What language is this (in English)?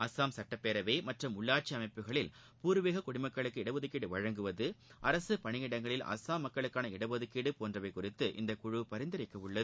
Tamil